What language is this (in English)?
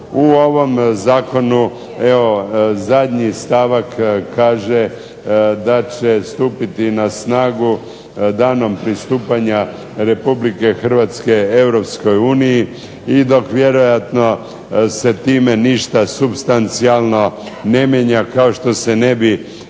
Croatian